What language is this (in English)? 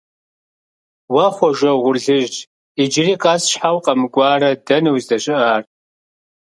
Kabardian